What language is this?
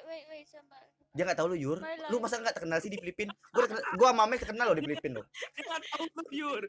Indonesian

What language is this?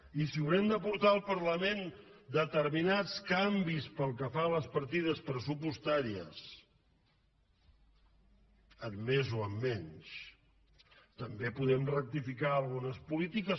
Catalan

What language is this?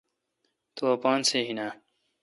Kalkoti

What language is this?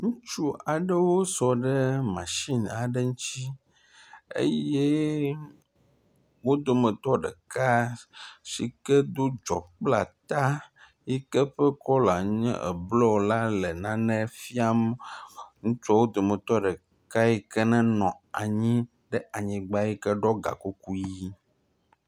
Ewe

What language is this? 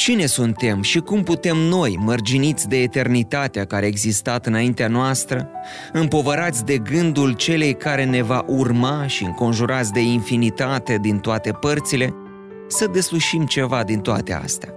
Romanian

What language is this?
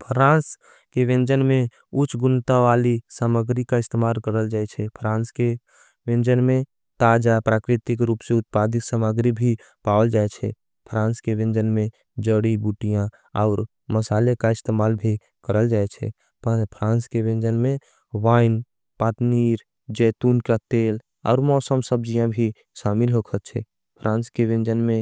Angika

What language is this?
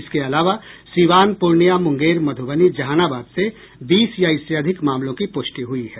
Hindi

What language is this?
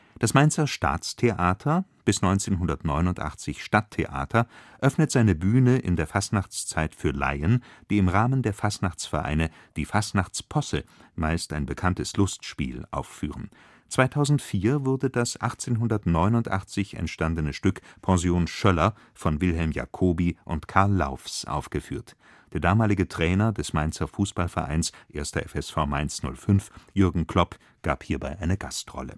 German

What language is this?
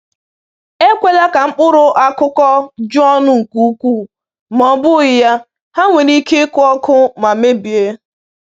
Igbo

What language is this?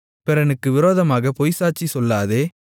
Tamil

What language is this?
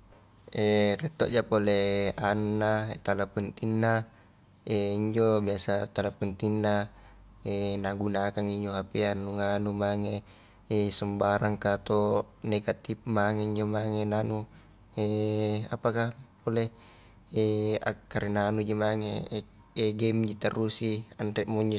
Highland Konjo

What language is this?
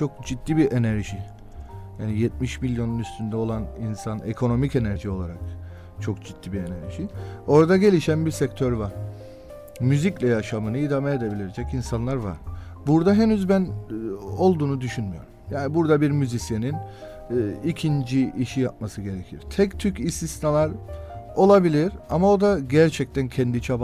Turkish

